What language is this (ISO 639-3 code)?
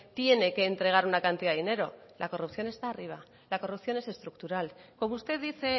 spa